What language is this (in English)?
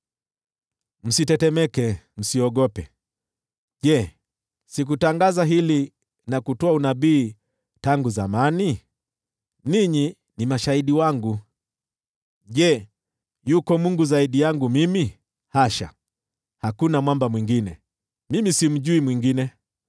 Swahili